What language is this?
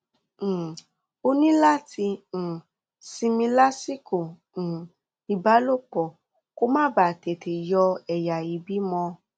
Yoruba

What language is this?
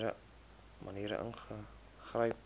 Afrikaans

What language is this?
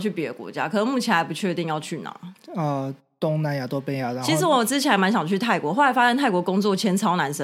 Chinese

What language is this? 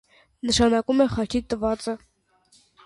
Armenian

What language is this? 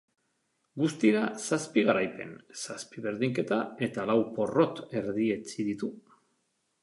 Basque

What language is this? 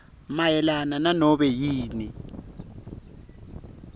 Swati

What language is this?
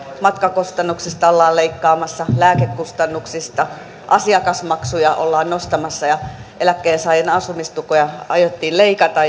Finnish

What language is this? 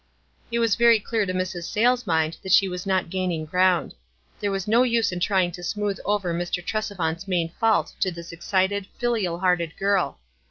English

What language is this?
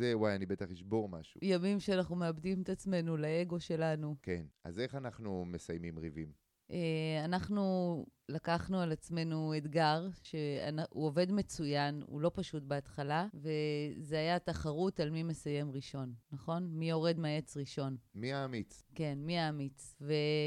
Hebrew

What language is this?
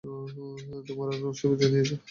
Bangla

